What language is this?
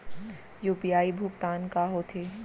Chhattisgarhi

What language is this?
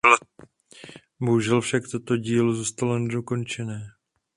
Czech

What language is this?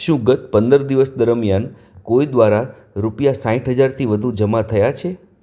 Gujarati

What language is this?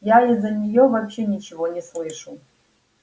Russian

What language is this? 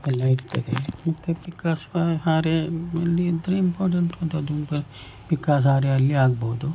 Kannada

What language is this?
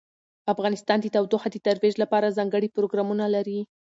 Pashto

